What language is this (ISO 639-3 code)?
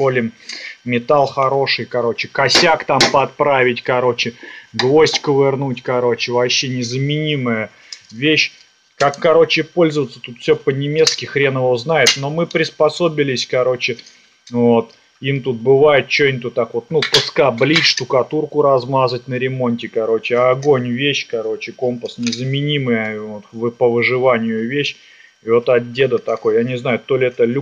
rus